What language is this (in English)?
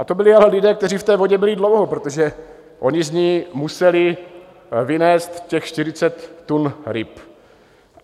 Czech